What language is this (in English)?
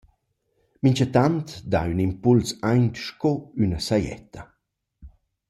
Romansh